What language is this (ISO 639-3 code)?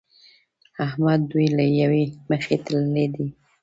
pus